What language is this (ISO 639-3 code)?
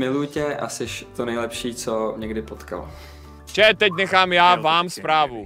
ces